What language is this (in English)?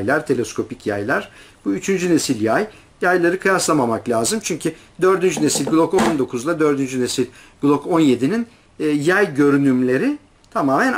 Turkish